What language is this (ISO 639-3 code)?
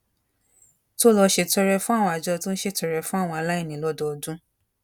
yor